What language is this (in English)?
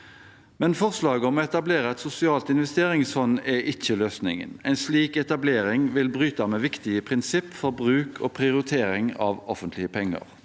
Norwegian